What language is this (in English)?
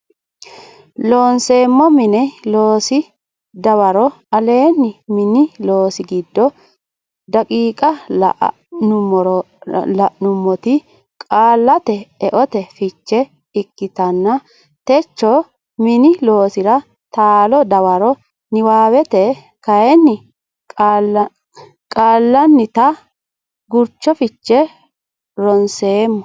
Sidamo